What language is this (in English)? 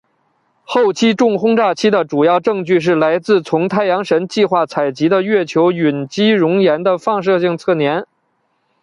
Chinese